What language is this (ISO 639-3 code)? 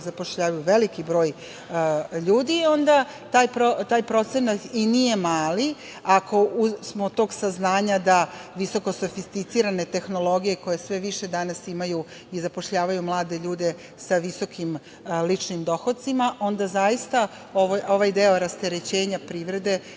srp